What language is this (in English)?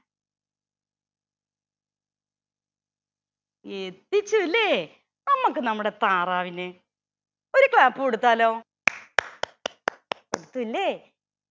Malayalam